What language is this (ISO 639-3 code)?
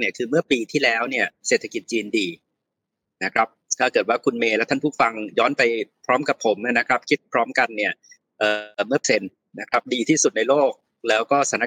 tha